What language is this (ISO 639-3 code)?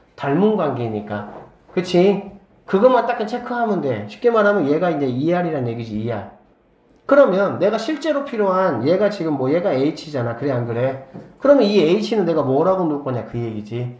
kor